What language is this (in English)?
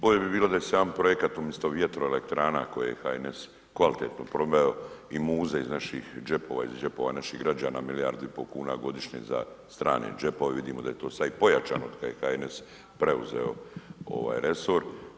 Croatian